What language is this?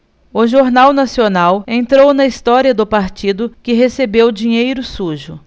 Portuguese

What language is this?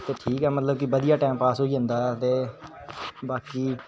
Dogri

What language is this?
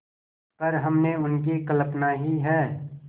Hindi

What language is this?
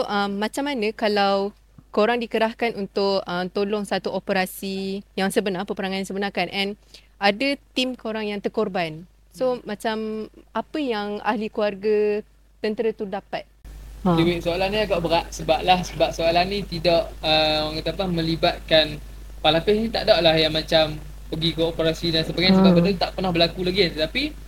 Malay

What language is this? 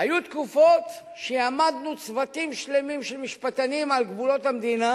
Hebrew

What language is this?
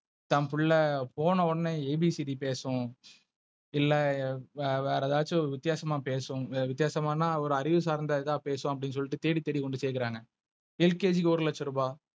Tamil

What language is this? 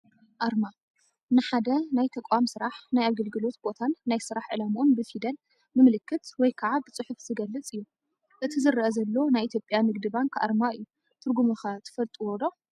Tigrinya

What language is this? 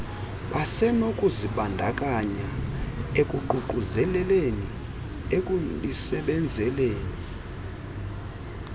Xhosa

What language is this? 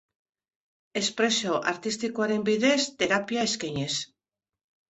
Basque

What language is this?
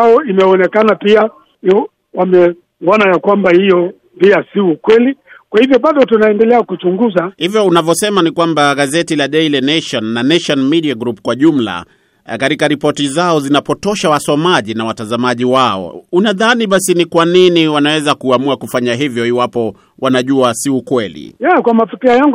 Swahili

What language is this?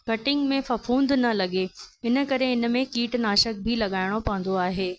Sindhi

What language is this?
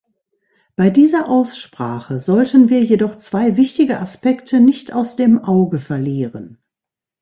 German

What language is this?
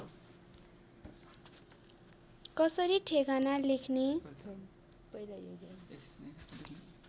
Nepali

